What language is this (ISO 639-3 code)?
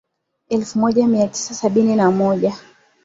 swa